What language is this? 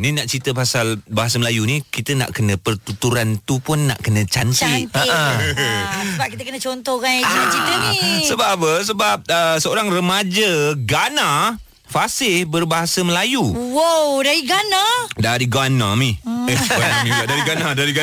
Malay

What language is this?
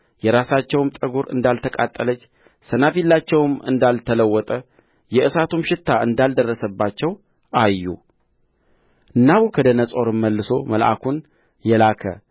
Amharic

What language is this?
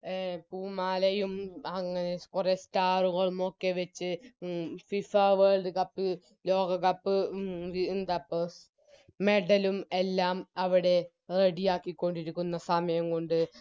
Malayalam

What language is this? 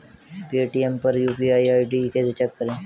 Hindi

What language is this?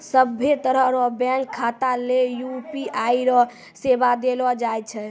Maithili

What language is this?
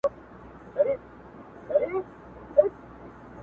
Pashto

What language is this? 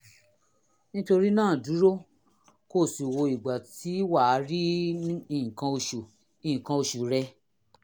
Yoruba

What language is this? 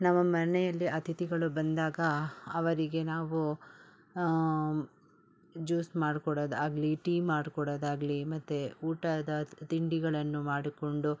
Kannada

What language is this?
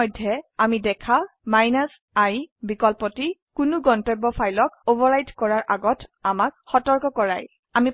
Assamese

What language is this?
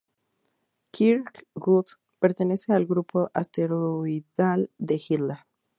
Spanish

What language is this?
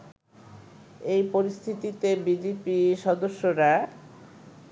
Bangla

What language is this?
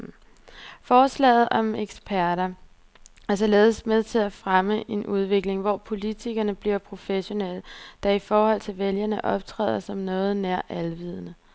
Danish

